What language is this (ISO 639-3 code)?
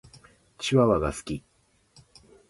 jpn